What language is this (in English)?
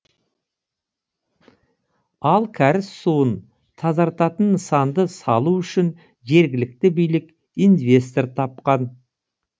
Kazakh